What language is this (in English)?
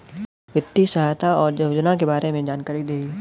Bhojpuri